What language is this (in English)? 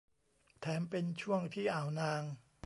Thai